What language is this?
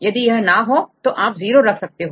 Hindi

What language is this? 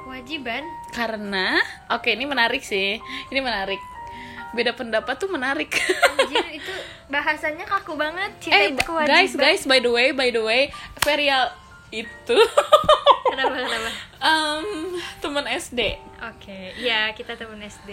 Indonesian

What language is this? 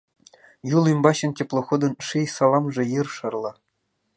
Mari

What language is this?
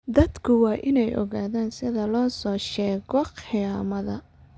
Somali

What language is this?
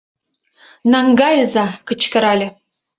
Mari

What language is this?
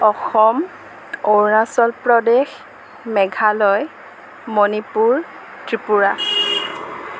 Assamese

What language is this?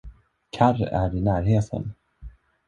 Swedish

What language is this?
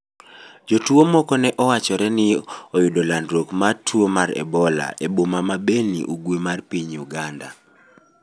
Luo (Kenya and Tanzania)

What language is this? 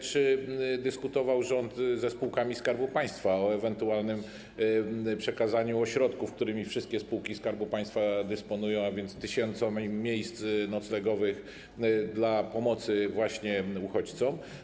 Polish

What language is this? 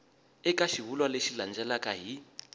Tsonga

